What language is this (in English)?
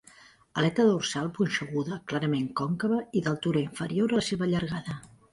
Catalan